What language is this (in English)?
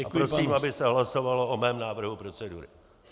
Czech